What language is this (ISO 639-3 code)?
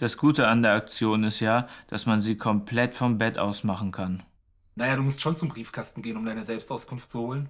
deu